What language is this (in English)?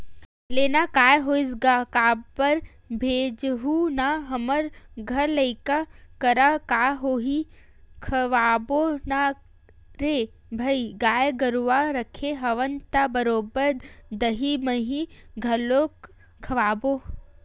Chhattisgarhi